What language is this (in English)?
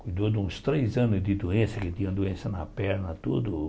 Portuguese